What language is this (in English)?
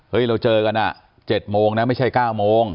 Thai